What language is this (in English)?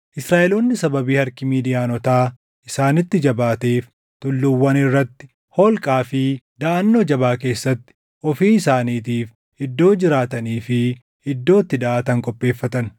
Oromo